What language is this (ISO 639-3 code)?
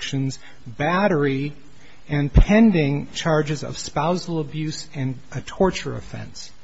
eng